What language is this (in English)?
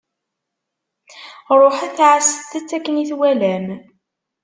Kabyle